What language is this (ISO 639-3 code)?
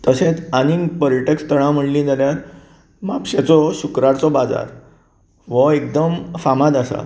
kok